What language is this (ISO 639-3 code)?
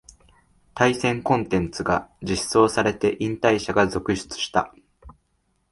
jpn